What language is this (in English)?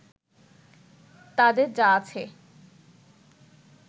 Bangla